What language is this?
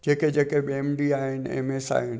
Sindhi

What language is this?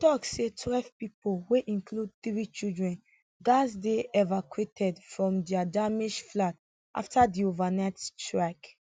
Nigerian Pidgin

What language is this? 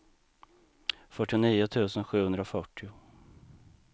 Swedish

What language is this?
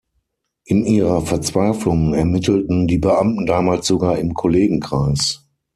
German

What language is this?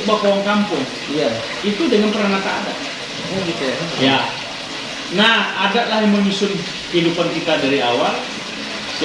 Indonesian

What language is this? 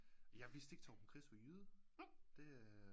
Danish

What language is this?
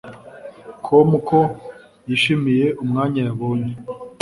Kinyarwanda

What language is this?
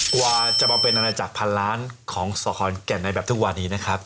Thai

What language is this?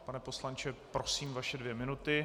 Czech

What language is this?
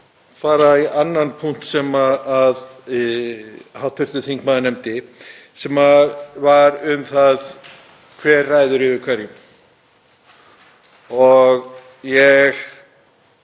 Icelandic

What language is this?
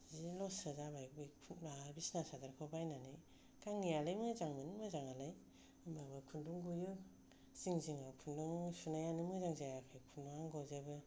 Bodo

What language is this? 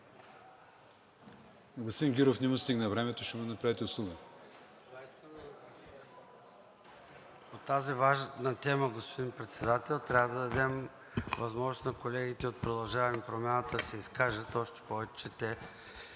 Bulgarian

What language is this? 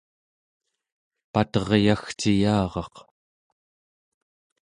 Central Yupik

